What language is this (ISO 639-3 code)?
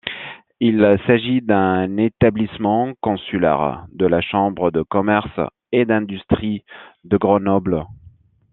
fra